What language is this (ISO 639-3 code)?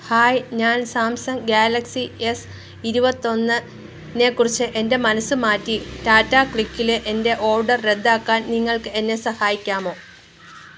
mal